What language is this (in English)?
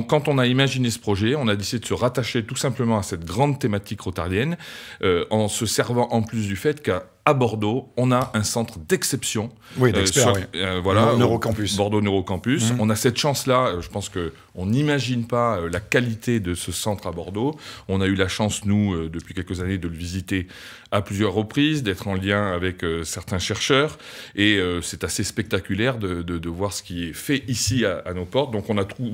French